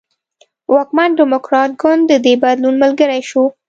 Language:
Pashto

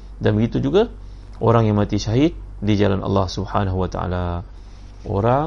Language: Malay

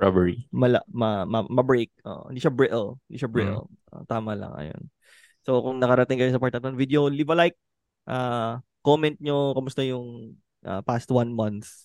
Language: Filipino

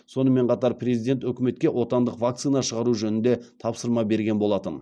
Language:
Kazakh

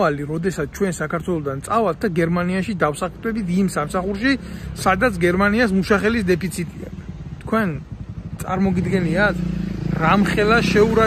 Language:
Romanian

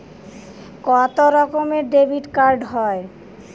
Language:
Bangla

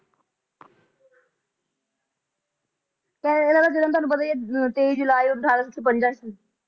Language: Punjabi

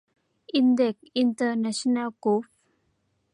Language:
Thai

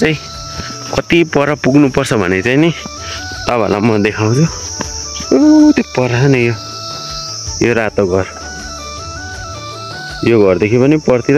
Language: Indonesian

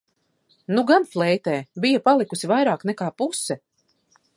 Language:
Latvian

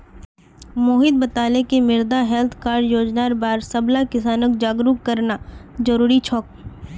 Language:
Magahi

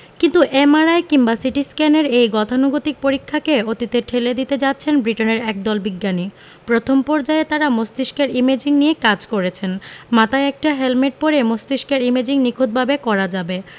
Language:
Bangla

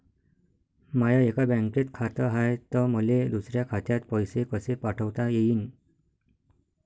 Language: Marathi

